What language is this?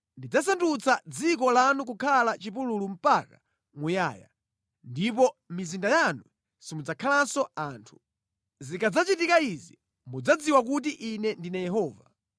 Nyanja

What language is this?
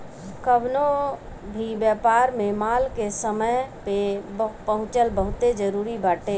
Bhojpuri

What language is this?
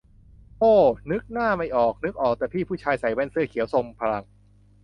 Thai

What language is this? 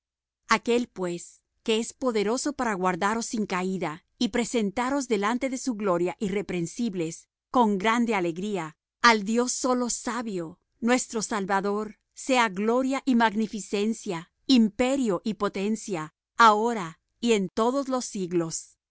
Spanish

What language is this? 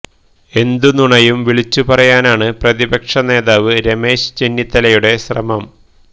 Malayalam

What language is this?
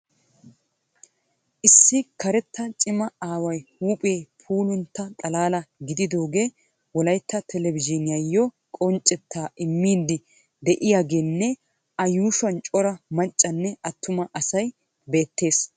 Wolaytta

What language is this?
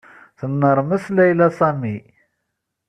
Kabyle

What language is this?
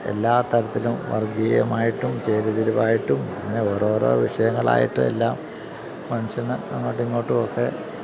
Malayalam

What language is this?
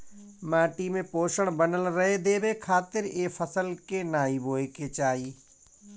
Bhojpuri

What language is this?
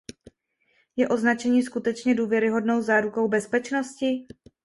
Czech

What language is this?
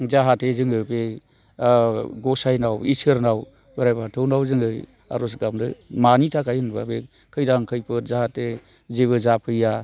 Bodo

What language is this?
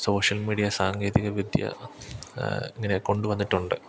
Malayalam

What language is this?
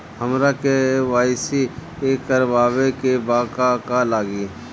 Bhojpuri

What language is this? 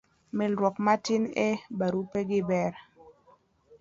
Luo (Kenya and Tanzania)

